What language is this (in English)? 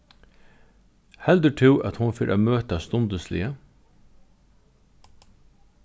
Faroese